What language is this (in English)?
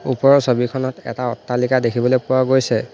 Assamese